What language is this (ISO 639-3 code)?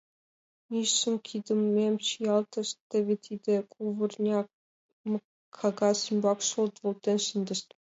chm